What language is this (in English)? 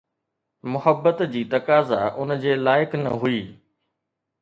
Sindhi